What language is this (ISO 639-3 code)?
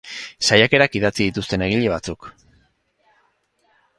eus